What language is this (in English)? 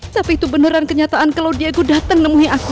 Indonesian